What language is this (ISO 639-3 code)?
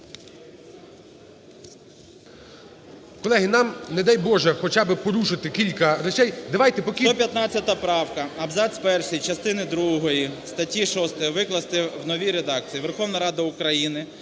ukr